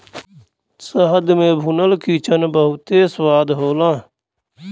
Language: Bhojpuri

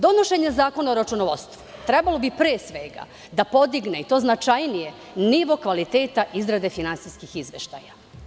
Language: Serbian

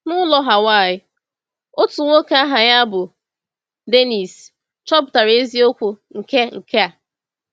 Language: Igbo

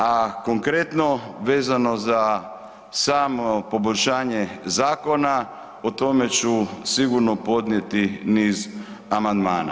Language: Croatian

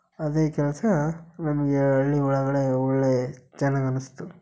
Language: Kannada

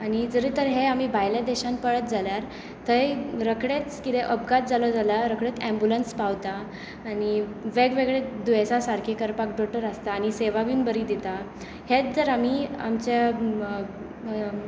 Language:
Konkani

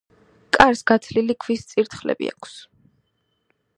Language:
Georgian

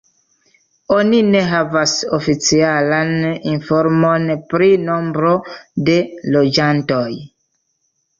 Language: Esperanto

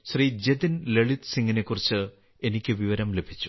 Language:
Malayalam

